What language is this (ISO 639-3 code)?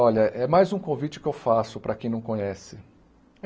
por